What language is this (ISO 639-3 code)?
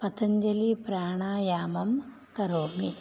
san